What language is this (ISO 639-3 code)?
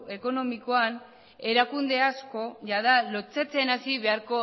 eus